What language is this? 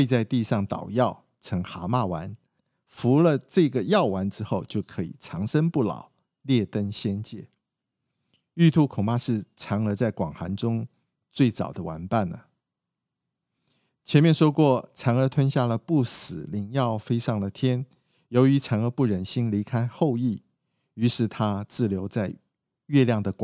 Chinese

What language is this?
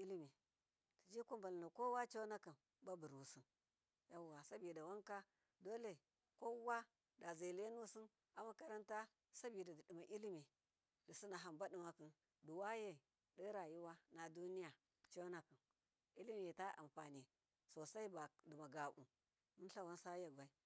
Miya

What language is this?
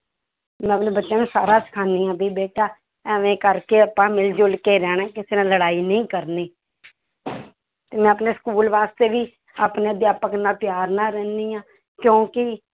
Punjabi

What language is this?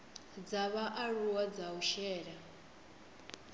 Venda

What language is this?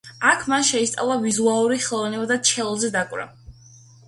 Georgian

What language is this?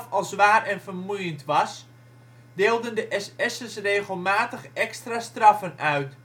Dutch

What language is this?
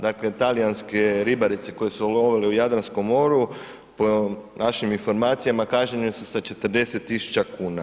Croatian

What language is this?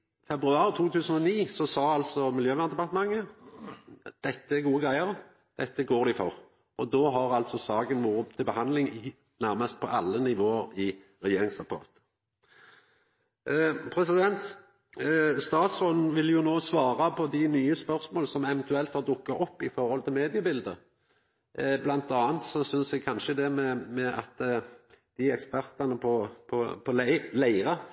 Norwegian Nynorsk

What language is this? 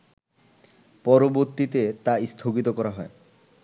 Bangla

